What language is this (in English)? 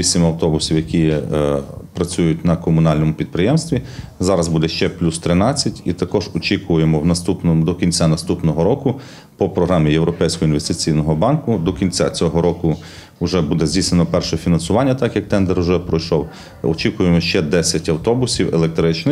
Ukrainian